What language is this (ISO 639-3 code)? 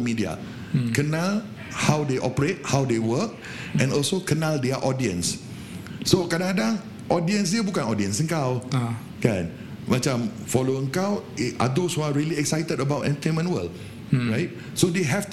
msa